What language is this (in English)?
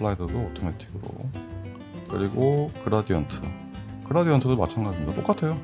Korean